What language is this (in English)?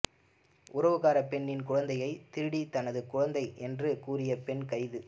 Tamil